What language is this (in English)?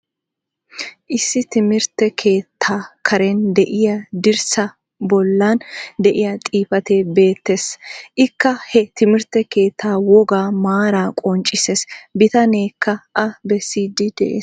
Wolaytta